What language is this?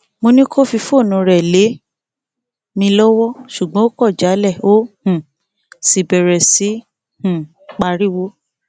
Yoruba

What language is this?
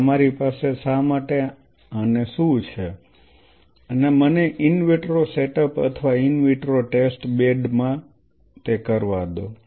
Gujarati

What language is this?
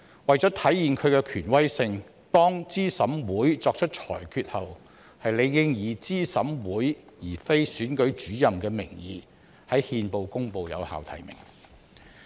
Cantonese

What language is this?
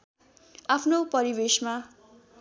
Nepali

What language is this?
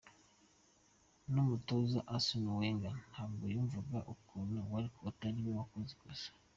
Kinyarwanda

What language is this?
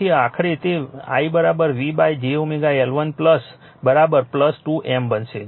Gujarati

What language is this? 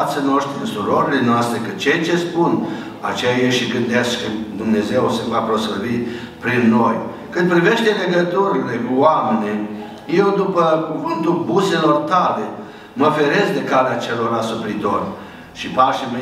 Romanian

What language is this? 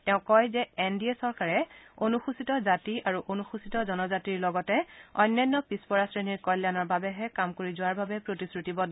Assamese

